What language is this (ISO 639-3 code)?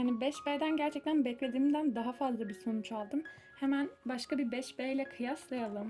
tur